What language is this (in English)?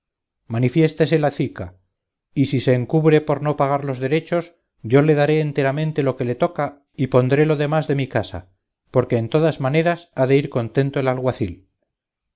Spanish